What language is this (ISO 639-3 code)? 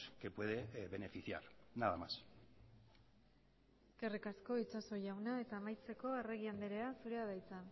eus